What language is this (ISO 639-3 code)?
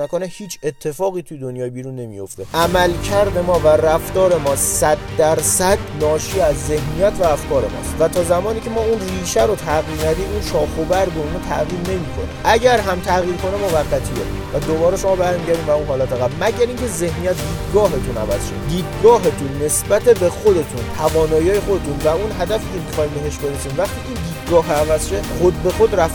fas